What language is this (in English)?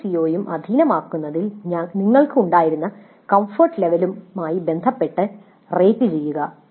Malayalam